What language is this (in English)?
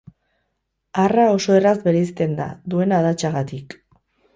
Basque